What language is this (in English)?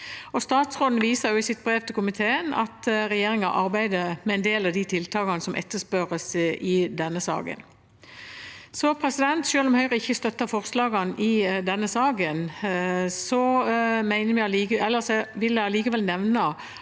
Norwegian